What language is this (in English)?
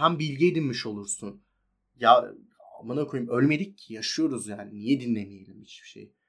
Turkish